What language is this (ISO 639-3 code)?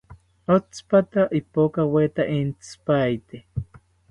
cpy